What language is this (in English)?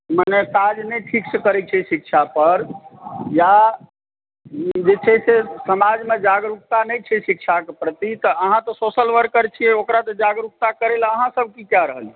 Maithili